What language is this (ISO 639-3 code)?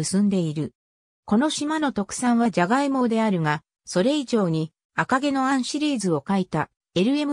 jpn